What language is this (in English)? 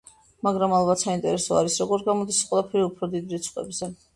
Georgian